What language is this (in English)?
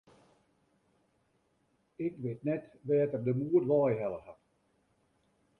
Western Frisian